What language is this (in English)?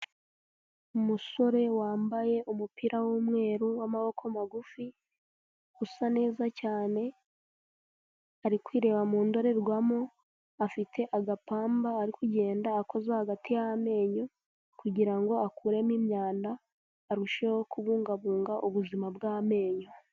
Kinyarwanda